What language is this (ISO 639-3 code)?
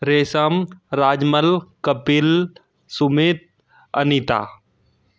hin